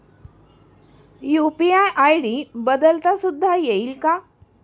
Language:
Marathi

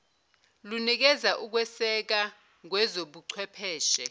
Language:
Zulu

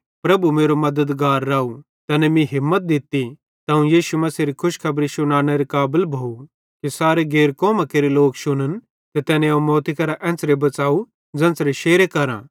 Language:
Bhadrawahi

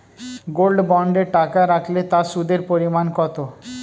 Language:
Bangla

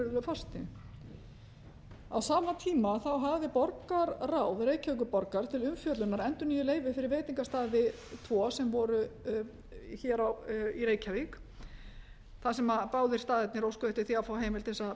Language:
Icelandic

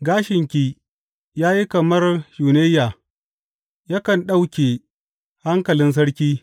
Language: Hausa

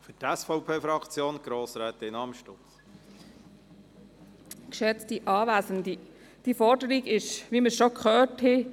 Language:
Swiss German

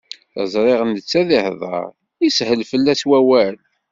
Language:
Kabyle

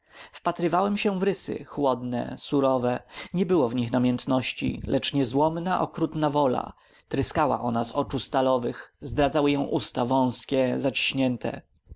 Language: Polish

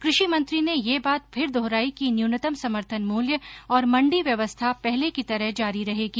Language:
Hindi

